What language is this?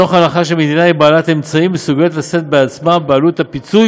Hebrew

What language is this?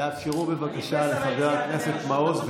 Hebrew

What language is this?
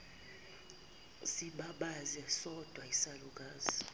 Zulu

